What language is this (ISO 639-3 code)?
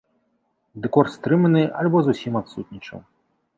bel